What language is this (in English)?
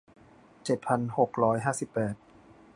Thai